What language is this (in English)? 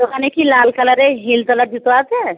Bangla